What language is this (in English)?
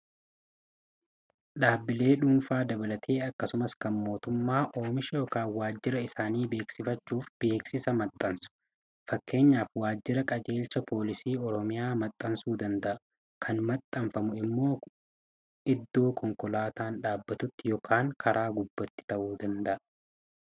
Oromo